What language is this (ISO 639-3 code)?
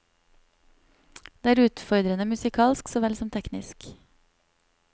nor